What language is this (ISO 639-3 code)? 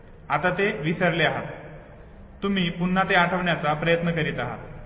mar